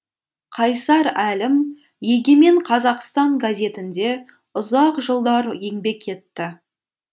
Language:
Kazakh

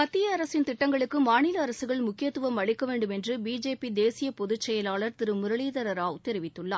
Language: Tamil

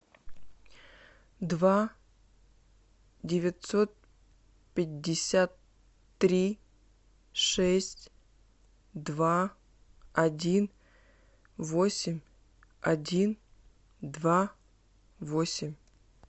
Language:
Russian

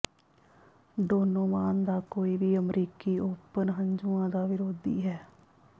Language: Punjabi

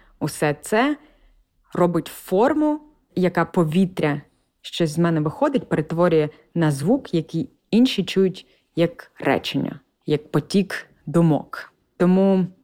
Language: Ukrainian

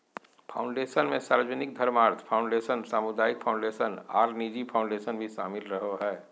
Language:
Magahi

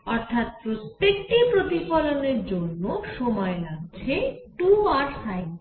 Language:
Bangla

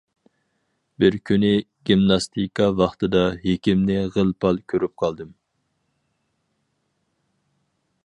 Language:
Uyghur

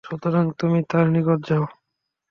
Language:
Bangla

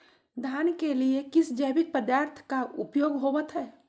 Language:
Magahi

